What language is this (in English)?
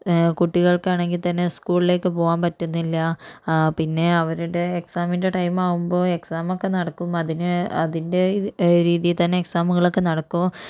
Malayalam